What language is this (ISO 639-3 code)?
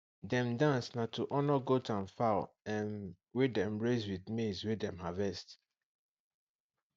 pcm